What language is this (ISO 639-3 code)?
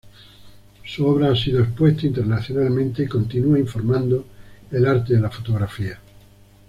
spa